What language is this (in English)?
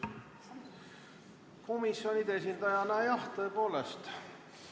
Estonian